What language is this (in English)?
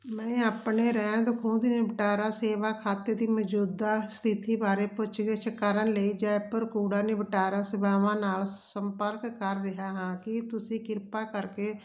Punjabi